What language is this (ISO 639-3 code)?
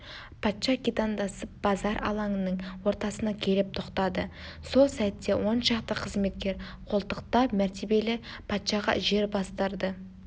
kaz